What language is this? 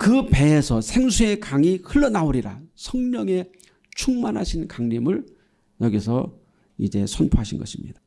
Korean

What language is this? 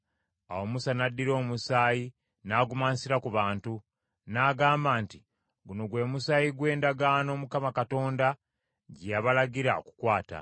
Ganda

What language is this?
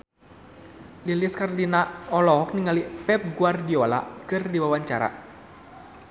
Sundanese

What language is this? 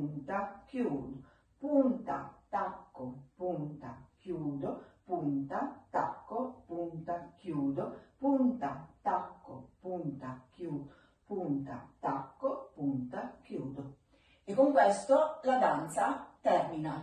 Italian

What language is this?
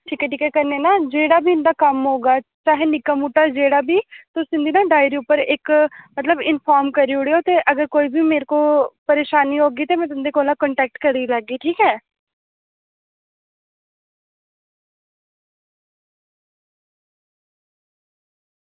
Dogri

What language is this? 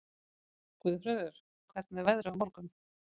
Icelandic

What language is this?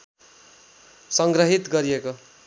Nepali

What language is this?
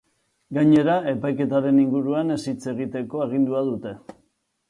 Basque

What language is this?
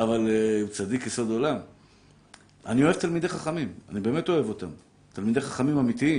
Hebrew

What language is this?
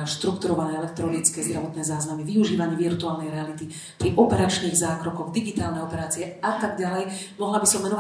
Slovak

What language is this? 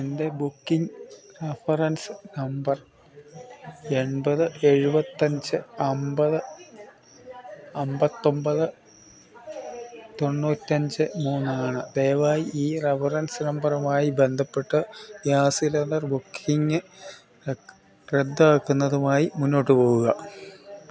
Malayalam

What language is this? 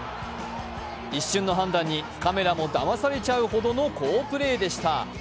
Japanese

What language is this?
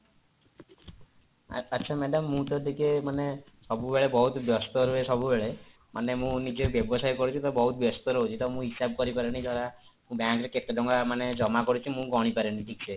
Odia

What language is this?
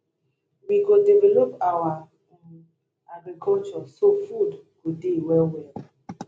Nigerian Pidgin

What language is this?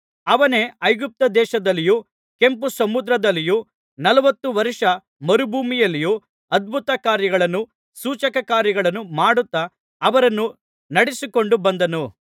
Kannada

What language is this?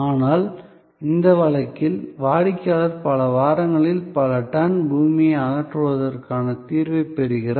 Tamil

